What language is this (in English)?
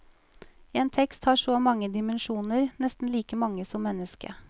Norwegian